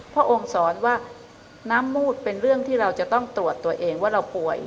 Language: Thai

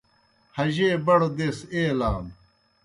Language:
Kohistani Shina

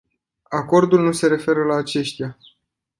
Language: Romanian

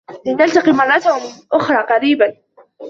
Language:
Arabic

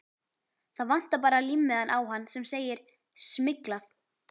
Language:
Icelandic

